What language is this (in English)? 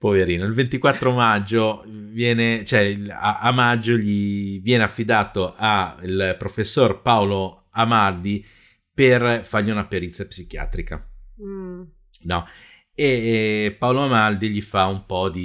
Italian